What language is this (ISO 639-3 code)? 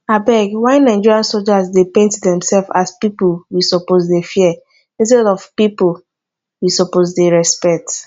pcm